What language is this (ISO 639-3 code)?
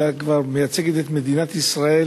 heb